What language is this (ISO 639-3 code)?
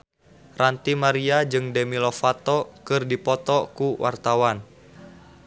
sun